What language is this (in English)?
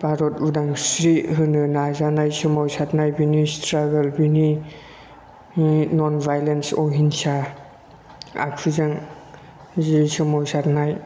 Bodo